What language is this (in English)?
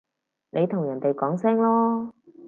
Cantonese